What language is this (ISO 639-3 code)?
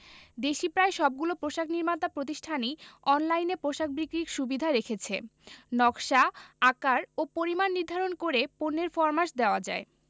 ben